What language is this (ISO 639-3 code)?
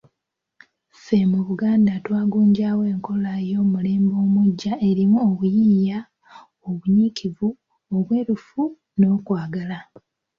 lug